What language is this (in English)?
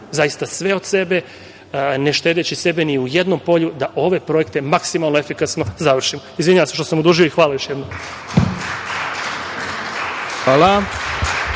Serbian